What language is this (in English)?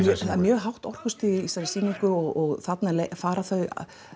Icelandic